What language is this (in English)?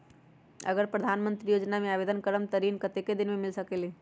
Magahi